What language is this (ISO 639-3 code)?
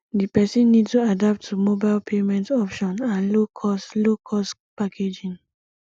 pcm